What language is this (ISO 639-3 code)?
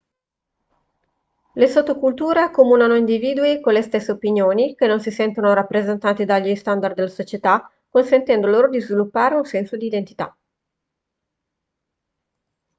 ita